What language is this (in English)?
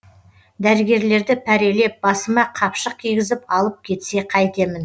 Kazakh